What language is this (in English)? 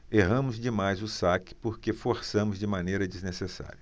Portuguese